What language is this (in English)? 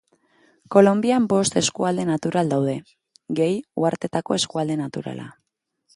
Basque